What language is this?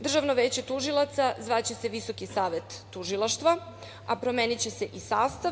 Serbian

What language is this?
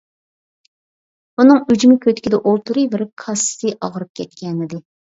Uyghur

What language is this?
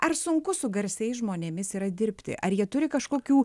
Lithuanian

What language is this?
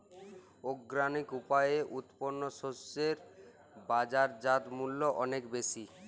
Bangla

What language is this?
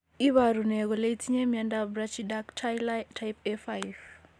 Kalenjin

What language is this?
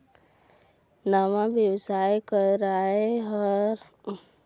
Chhattisgarhi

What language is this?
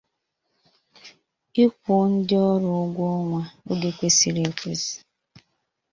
Igbo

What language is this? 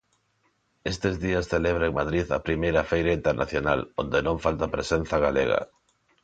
Galician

